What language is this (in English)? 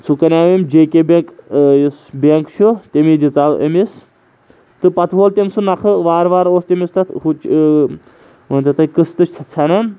Kashmiri